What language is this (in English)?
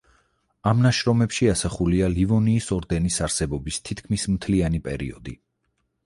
Georgian